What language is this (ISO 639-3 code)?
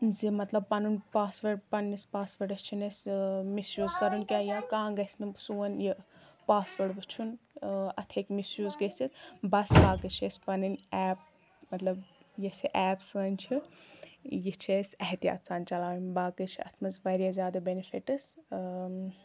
kas